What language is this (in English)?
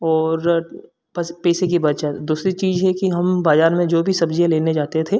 Hindi